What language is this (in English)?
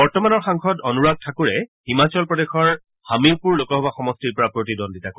Assamese